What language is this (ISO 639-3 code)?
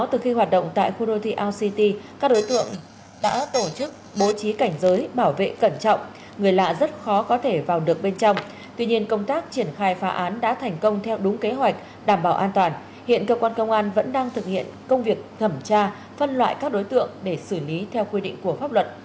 vie